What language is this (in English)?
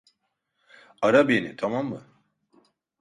Turkish